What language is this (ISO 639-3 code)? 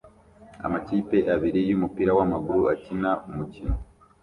kin